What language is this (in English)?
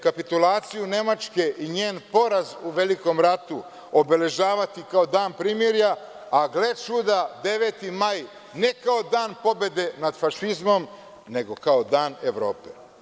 Serbian